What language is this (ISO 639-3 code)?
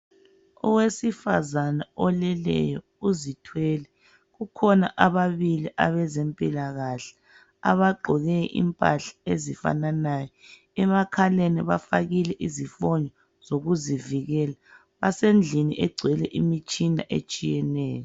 nde